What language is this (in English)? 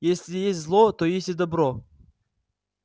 Russian